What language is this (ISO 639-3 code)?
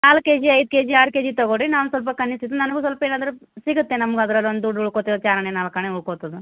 kan